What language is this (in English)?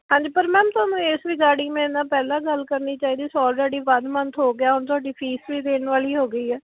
Punjabi